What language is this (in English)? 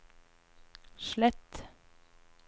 Norwegian